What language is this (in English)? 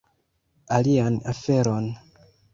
Esperanto